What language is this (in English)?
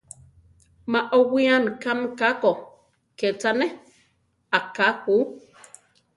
Central Tarahumara